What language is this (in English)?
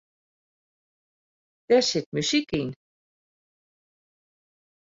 Western Frisian